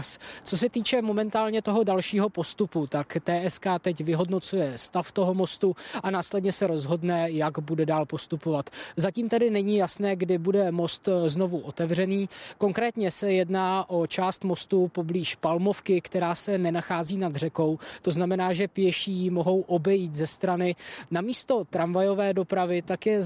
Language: Czech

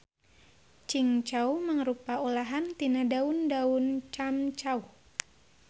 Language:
Sundanese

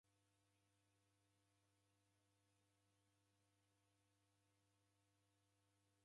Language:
Taita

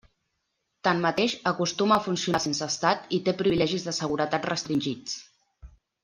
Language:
Catalan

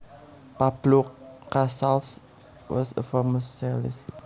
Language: Javanese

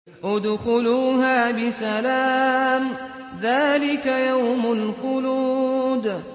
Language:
Arabic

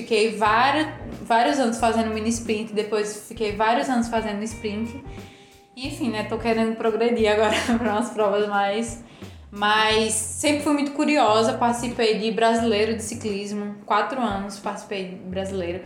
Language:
Portuguese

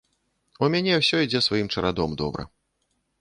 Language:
Belarusian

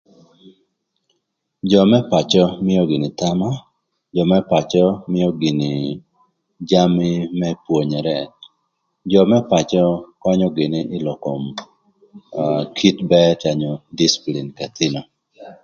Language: Thur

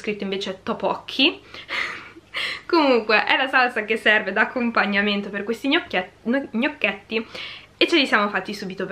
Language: Italian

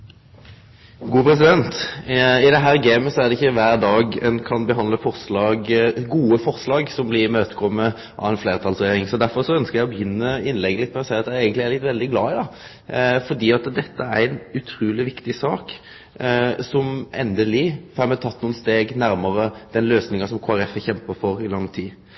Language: Norwegian Nynorsk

